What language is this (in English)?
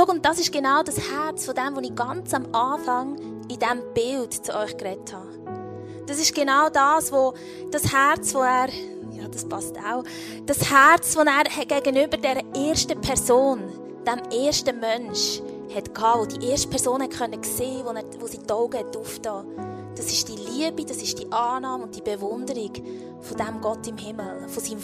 German